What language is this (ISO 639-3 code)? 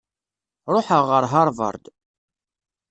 kab